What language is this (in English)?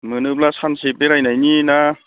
Bodo